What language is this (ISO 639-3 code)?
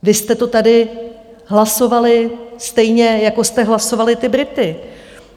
ces